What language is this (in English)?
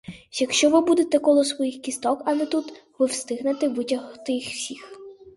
Ukrainian